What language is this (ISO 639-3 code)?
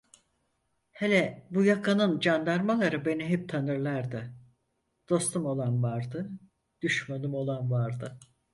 tur